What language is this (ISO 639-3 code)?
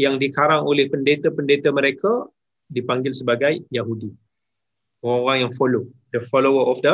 msa